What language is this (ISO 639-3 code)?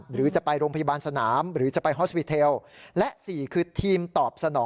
tha